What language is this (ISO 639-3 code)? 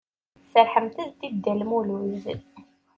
kab